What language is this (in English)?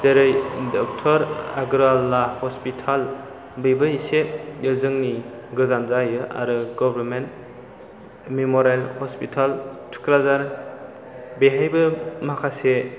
Bodo